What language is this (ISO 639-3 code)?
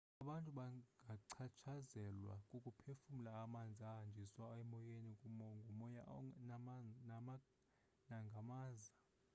xho